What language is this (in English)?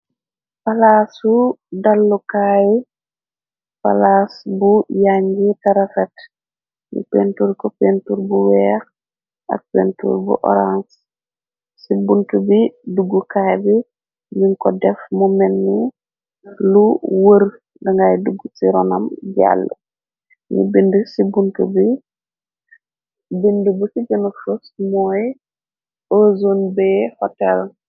Wolof